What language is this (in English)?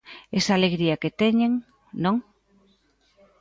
Galician